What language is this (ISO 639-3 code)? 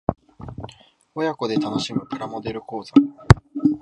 jpn